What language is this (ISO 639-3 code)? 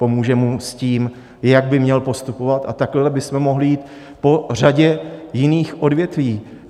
ces